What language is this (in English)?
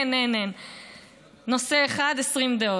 Hebrew